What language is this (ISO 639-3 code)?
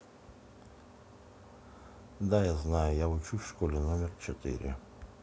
rus